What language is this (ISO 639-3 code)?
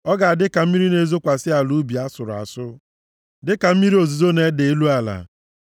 ibo